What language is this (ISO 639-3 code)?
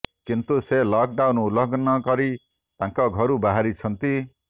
ori